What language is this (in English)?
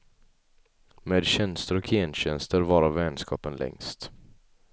Swedish